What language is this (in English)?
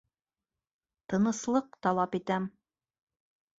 Bashkir